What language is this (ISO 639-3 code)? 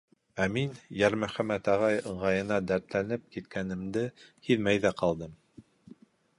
bak